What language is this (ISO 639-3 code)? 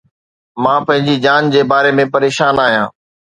snd